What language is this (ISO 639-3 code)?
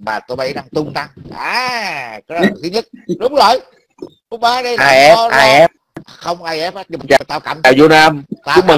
vie